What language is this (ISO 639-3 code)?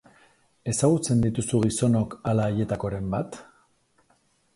eus